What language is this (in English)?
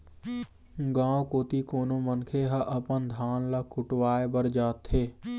Chhattisgarhi